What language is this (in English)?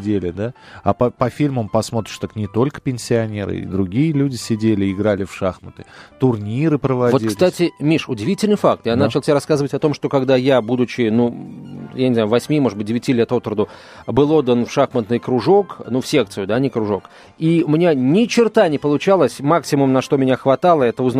Russian